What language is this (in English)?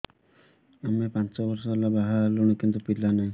Odia